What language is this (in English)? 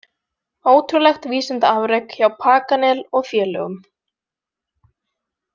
Icelandic